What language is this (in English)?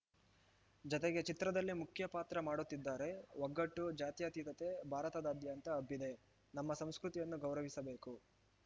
Kannada